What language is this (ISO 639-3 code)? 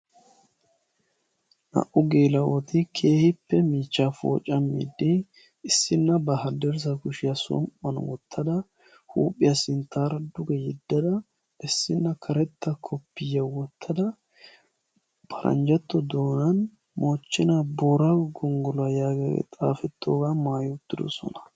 wal